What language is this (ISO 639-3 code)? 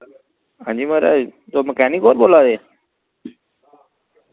doi